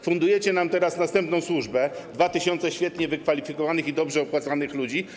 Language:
Polish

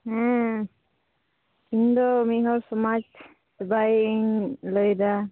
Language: Santali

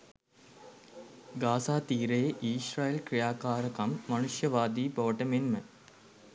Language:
Sinhala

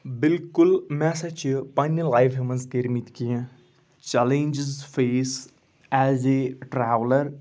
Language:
Kashmiri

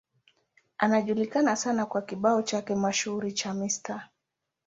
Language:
Swahili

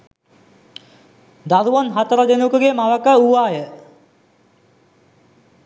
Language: Sinhala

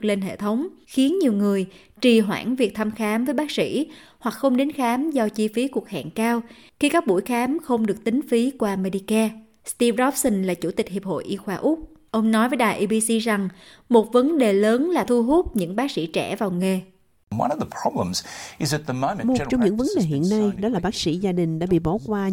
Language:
Vietnamese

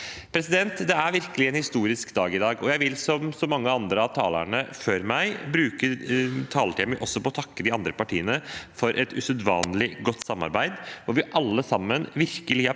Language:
Norwegian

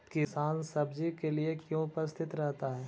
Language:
Magahi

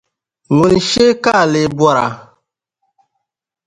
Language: Dagbani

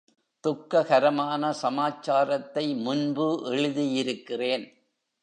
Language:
Tamil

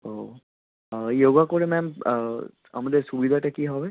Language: Bangla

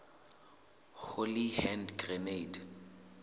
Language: Southern Sotho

